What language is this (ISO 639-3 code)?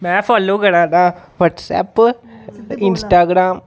doi